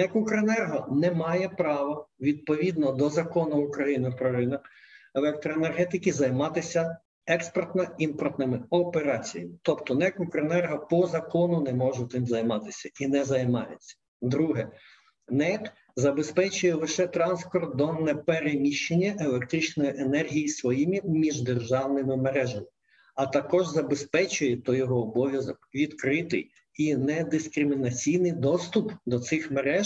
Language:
Ukrainian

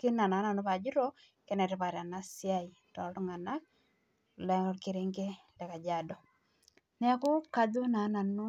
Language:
Masai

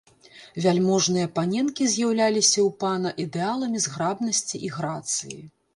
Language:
Belarusian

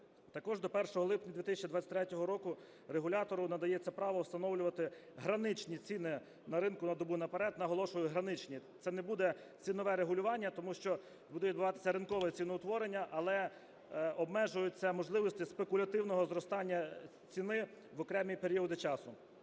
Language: Ukrainian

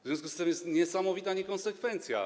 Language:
Polish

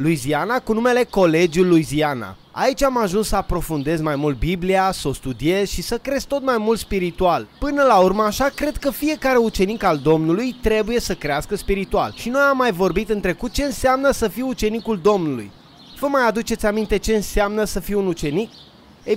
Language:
Romanian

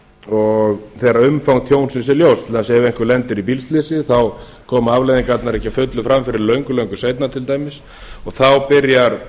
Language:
Icelandic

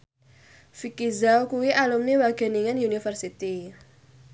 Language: Javanese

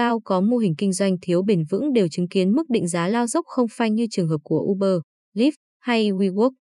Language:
Vietnamese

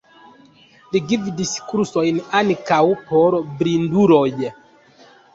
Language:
Esperanto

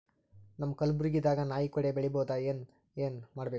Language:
Kannada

